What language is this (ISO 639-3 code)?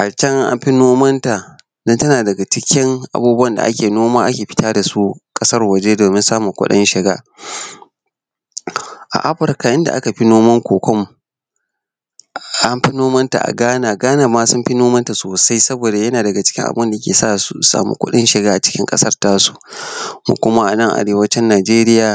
hau